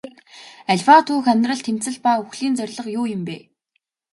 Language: Mongolian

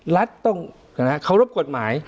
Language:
Thai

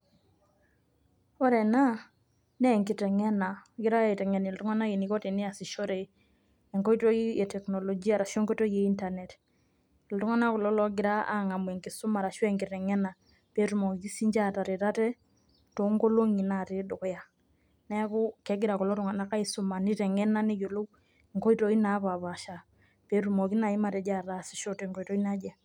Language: Masai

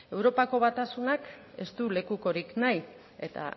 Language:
Basque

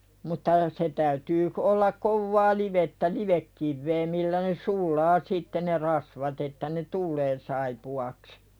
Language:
Finnish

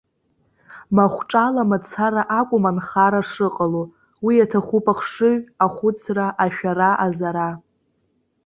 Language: Abkhazian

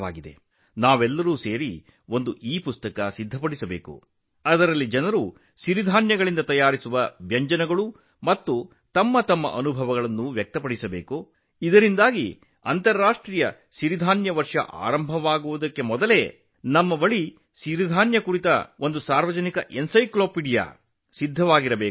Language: Kannada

